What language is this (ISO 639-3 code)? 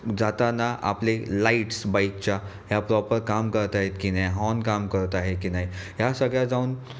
mar